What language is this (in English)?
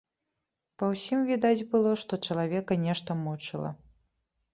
Belarusian